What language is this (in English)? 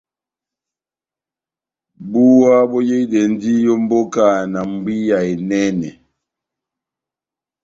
Batanga